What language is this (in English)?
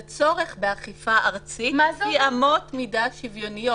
Hebrew